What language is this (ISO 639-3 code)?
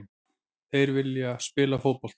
isl